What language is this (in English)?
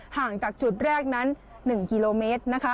Thai